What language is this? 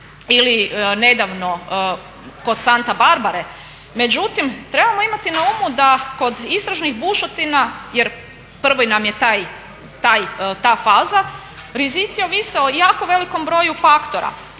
Croatian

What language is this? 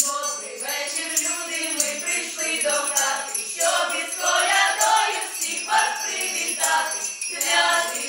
Romanian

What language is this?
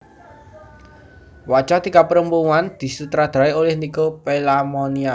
Javanese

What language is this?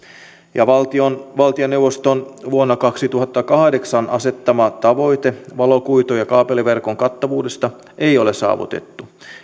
Finnish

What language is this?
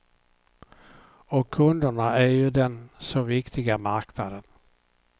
Swedish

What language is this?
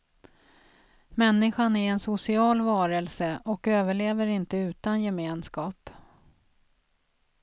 Swedish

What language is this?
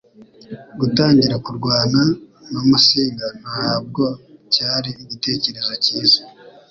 Kinyarwanda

